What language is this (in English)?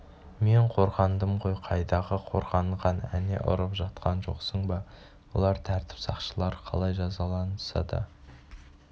Kazakh